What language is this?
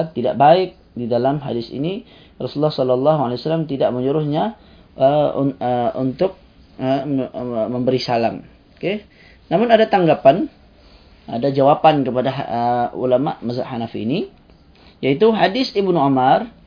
Malay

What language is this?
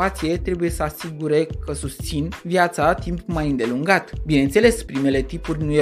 Romanian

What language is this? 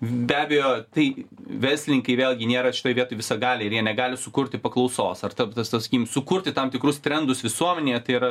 Lithuanian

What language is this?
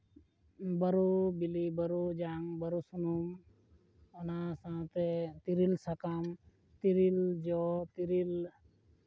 Santali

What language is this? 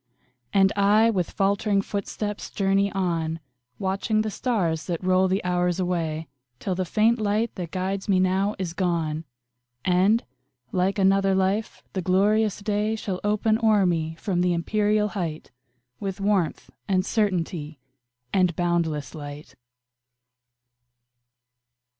English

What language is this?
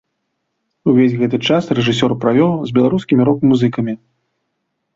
Belarusian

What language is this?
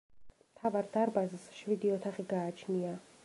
Georgian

